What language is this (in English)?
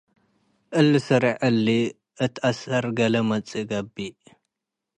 Tigre